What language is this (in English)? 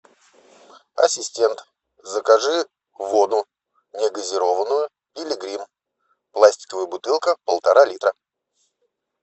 Russian